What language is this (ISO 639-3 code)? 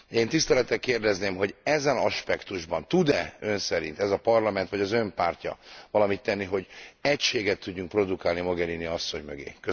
hun